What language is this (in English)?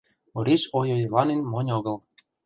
Mari